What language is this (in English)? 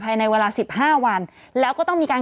Thai